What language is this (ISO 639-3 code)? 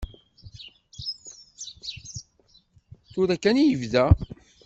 kab